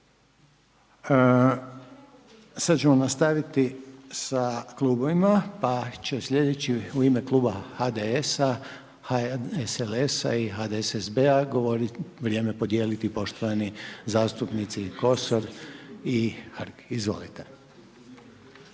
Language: Croatian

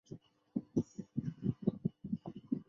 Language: Chinese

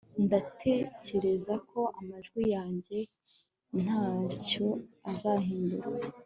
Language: Kinyarwanda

